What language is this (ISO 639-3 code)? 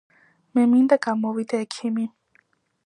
kat